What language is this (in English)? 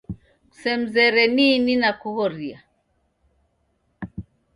Taita